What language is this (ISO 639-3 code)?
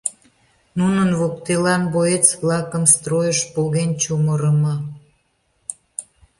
chm